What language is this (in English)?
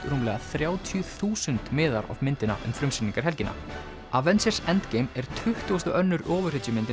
Icelandic